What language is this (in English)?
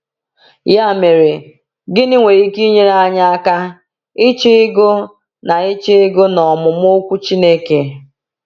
Igbo